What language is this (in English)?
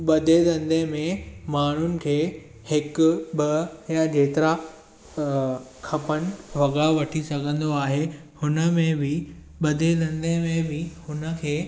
Sindhi